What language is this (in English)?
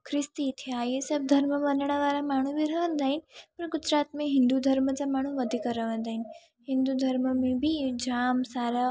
Sindhi